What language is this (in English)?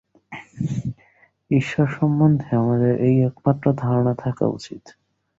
Bangla